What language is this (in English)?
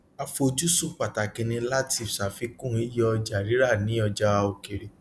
Yoruba